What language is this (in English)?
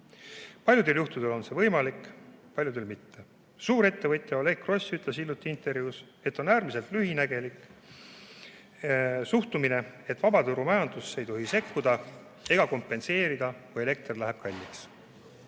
Estonian